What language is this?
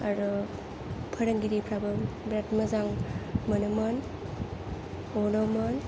Bodo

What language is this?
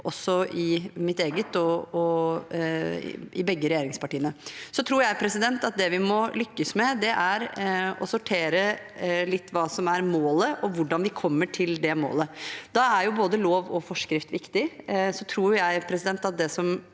Norwegian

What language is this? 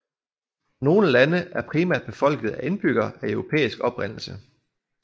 Danish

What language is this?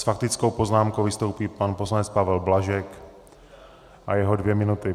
Czech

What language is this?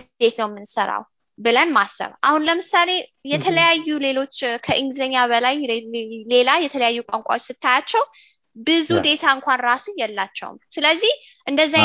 Amharic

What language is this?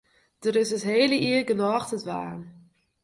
Western Frisian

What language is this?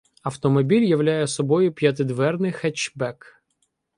Ukrainian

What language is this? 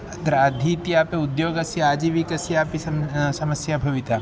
Sanskrit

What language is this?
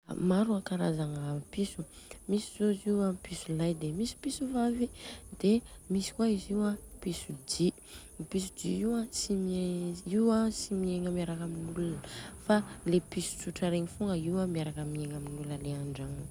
Southern Betsimisaraka Malagasy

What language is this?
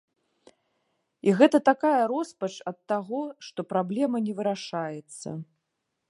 Belarusian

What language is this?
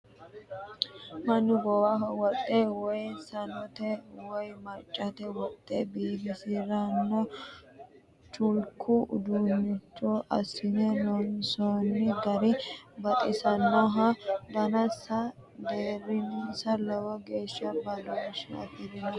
Sidamo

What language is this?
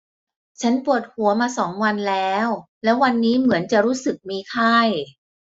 Thai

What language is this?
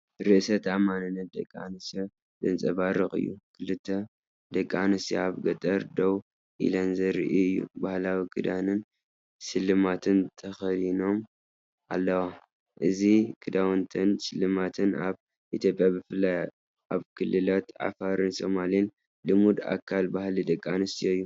Tigrinya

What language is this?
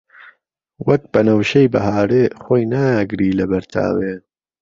Central Kurdish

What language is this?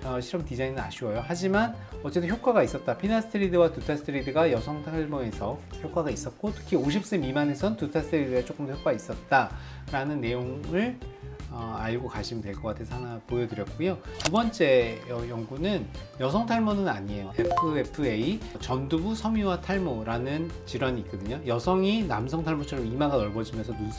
Korean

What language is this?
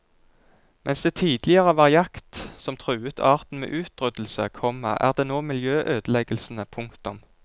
Norwegian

